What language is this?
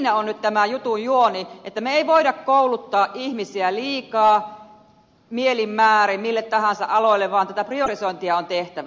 Finnish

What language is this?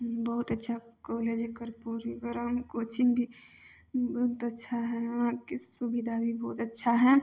Maithili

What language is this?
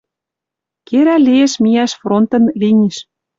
Western Mari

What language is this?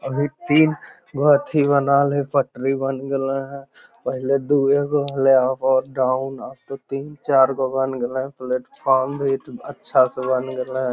Magahi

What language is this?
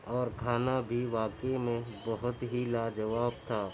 Urdu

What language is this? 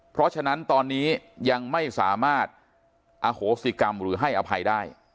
Thai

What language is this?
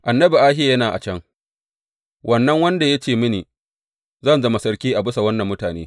Hausa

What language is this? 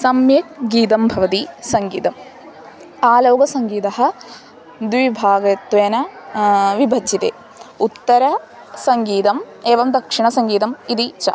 Sanskrit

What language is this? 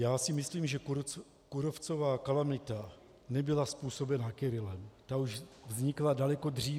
Czech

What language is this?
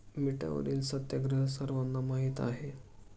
Marathi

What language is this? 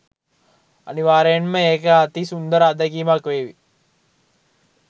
Sinhala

